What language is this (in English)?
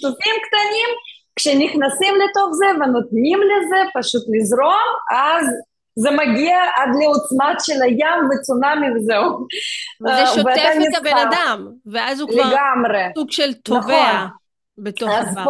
Hebrew